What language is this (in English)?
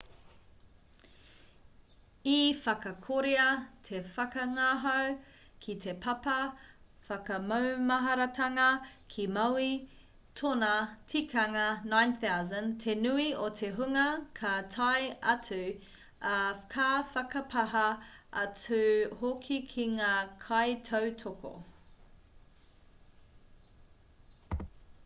Māori